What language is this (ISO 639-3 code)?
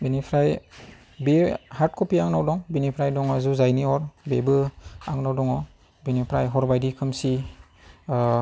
brx